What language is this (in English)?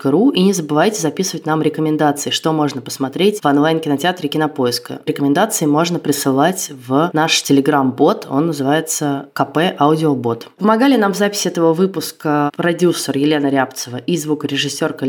Russian